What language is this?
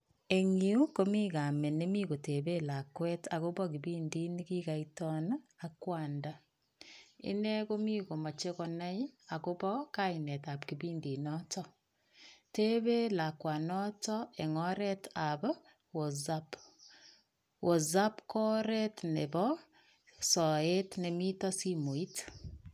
Kalenjin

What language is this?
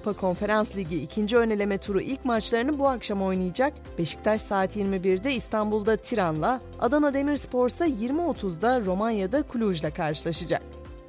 Turkish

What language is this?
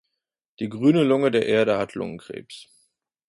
German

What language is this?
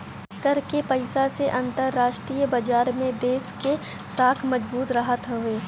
Bhojpuri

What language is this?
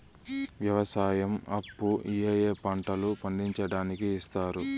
Telugu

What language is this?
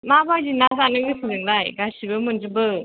Bodo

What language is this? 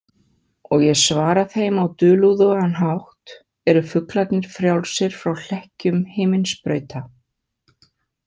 Icelandic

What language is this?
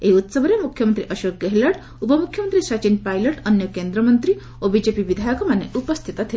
Odia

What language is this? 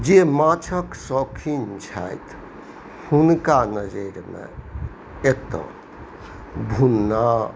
Maithili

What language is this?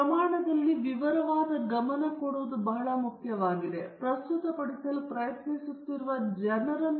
Kannada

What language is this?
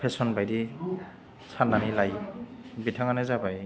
Bodo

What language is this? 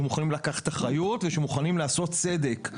Hebrew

